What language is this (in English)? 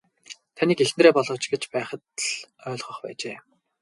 Mongolian